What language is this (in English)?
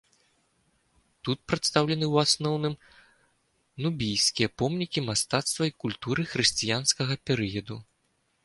Belarusian